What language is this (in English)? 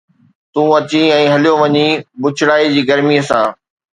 Sindhi